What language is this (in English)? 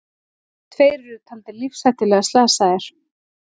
Icelandic